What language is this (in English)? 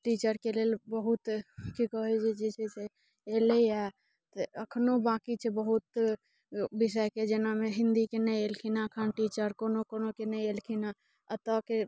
Maithili